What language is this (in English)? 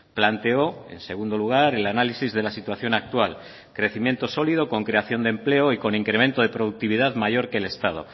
Spanish